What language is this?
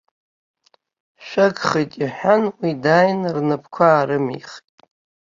Abkhazian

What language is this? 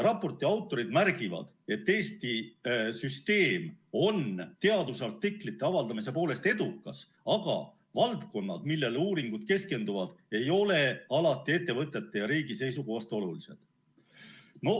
Estonian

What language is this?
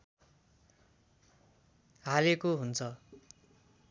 Nepali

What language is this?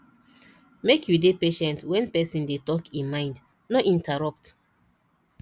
Nigerian Pidgin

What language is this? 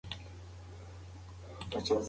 Pashto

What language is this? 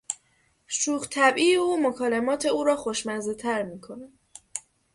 Persian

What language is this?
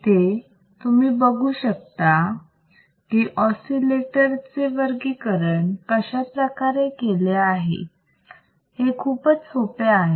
Marathi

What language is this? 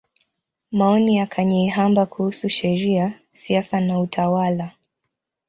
Swahili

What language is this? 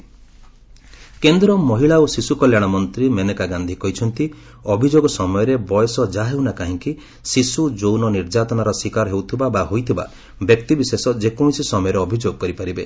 Odia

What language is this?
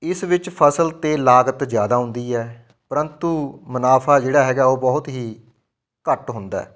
Punjabi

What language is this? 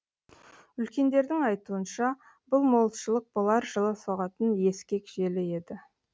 Kazakh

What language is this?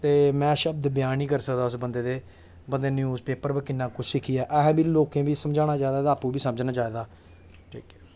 Dogri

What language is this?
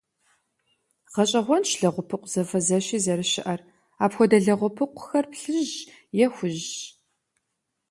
Kabardian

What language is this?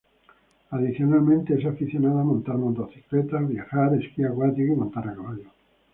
Spanish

